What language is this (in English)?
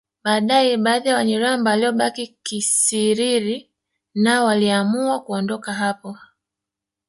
Swahili